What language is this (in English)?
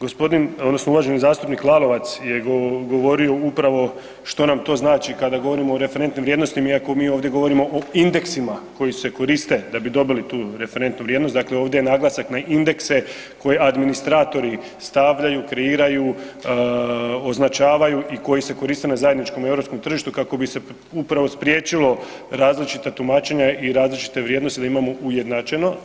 Croatian